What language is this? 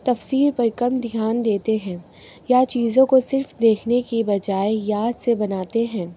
Urdu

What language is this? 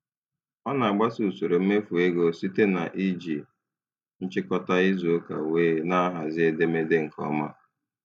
Igbo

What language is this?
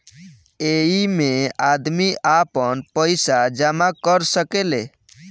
Bhojpuri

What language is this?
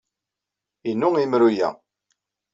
Kabyle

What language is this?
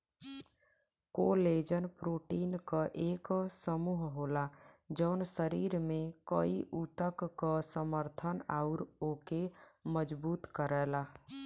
Bhojpuri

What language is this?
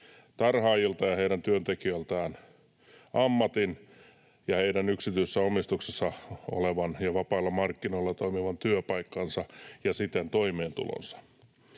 Finnish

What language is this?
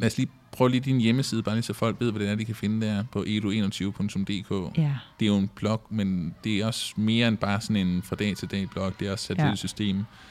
Danish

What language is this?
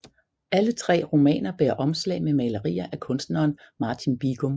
Danish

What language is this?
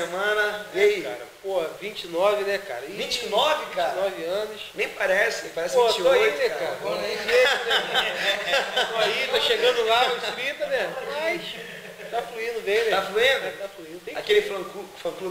Portuguese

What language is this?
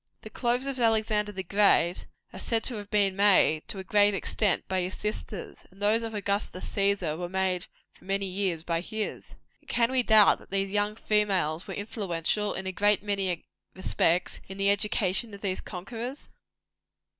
English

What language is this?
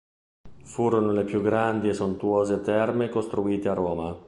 Italian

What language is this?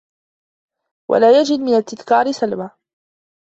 Arabic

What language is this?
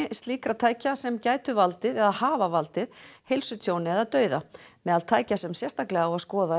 Icelandic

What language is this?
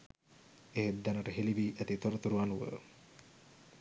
Sinhala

